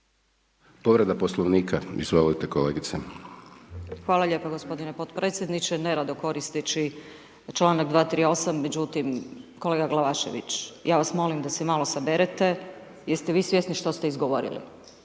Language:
Croatian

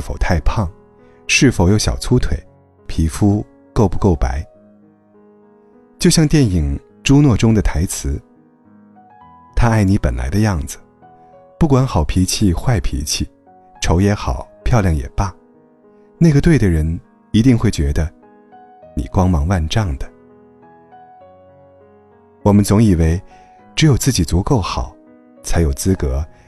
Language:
Chinese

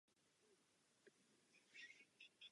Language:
Czech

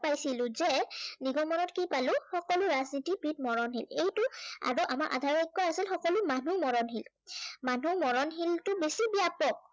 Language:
Assamese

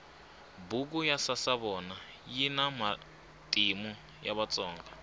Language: Tsonga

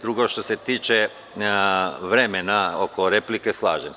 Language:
Serbian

